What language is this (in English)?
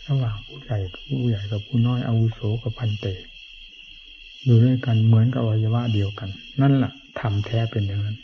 Thai